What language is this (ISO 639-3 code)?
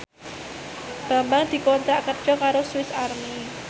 jav